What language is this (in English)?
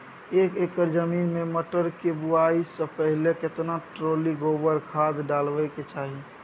Maithili